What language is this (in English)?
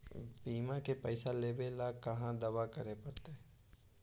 Magahi